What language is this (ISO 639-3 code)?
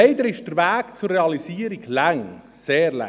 gsw